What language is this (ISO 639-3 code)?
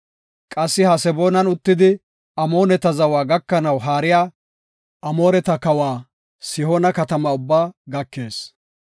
gof